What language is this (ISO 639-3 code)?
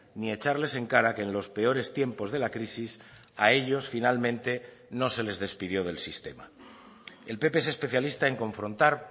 spa